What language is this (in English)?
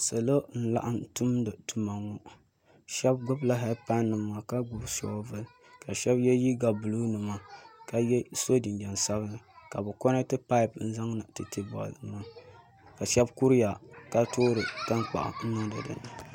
Dagbani